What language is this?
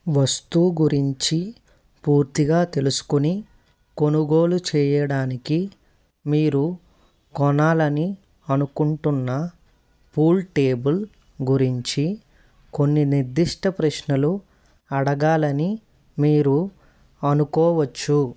Telugu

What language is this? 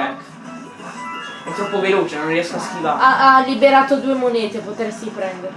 Italian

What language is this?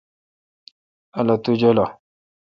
Kalkoti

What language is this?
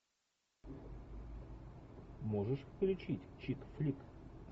Russian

